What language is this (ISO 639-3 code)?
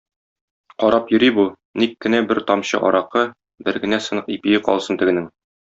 tat